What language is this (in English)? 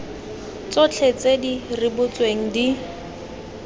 Tswana